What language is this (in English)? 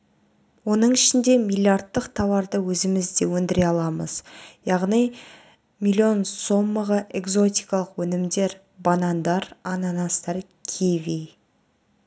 Kazakh